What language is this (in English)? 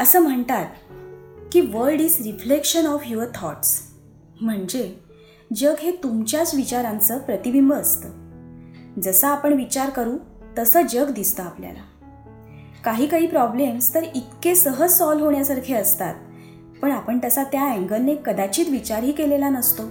Marathi